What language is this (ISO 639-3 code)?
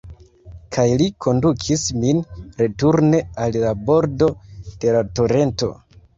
epo